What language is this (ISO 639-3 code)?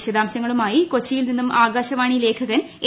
mal